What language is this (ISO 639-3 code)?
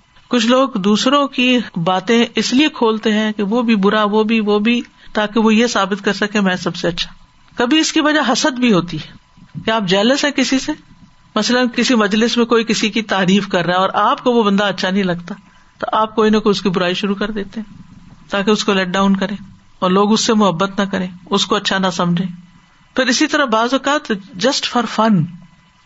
urd